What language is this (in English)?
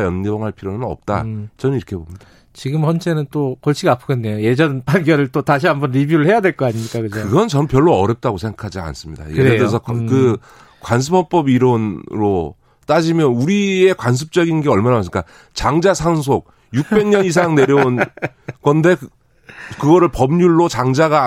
Korean